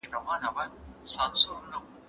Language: Pashto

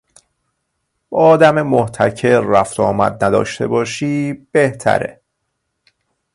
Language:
Persian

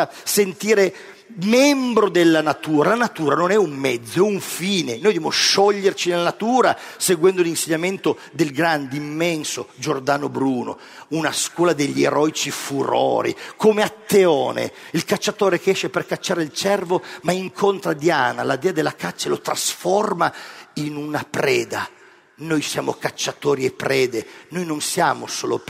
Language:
Italian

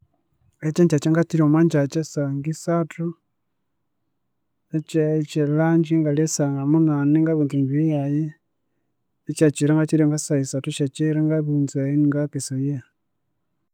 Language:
Konzo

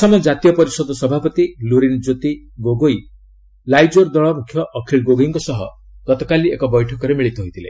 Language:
Odia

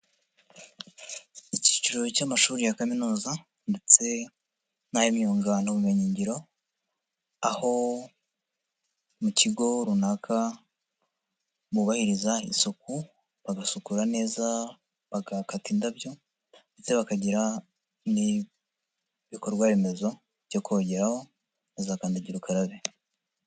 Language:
Kinyarwanda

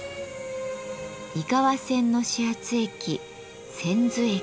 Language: Japanese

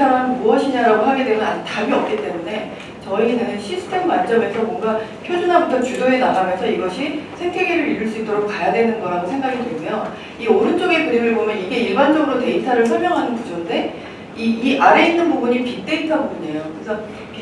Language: Korean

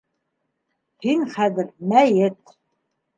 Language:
Bashkir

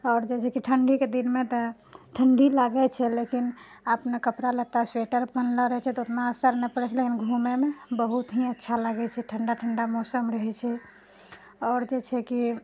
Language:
Maithili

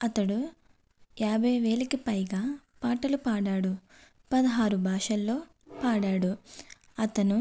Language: Telugu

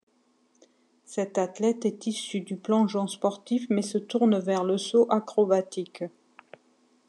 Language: French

